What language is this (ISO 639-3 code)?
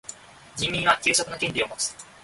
jpn